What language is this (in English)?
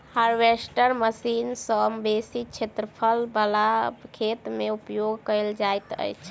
Maithili